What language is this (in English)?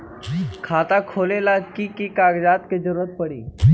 Magahi